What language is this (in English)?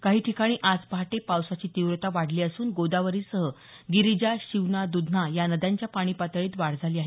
Marathi